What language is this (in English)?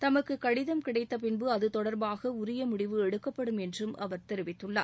Tamil